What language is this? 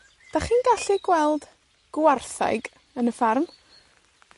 Welsh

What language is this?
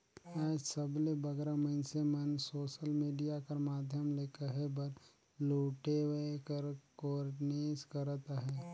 Chhattisgarhi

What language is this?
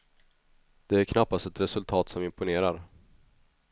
Swedish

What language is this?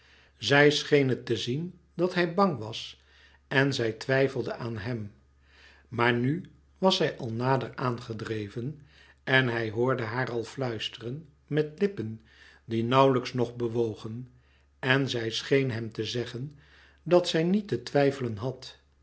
Dutch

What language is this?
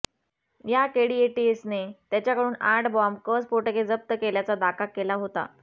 Marathi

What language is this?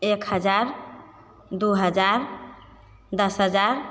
Maithili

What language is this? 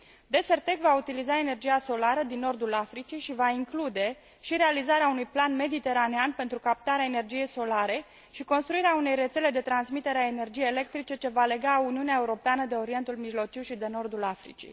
Romanian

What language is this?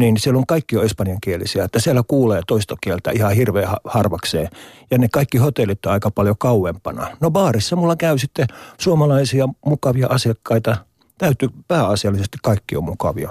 Finnish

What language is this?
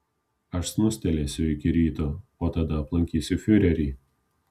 Lithuanian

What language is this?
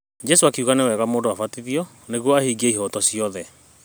Kikuyu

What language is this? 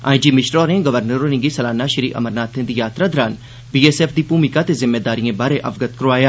Dogri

